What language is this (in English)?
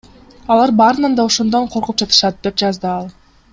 Kyrgyz